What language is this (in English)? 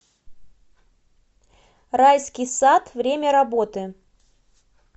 Russian